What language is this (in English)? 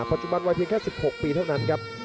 Thai